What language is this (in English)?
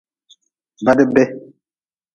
Nawdm